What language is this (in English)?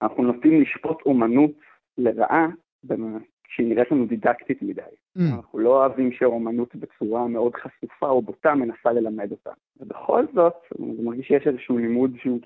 Hebrew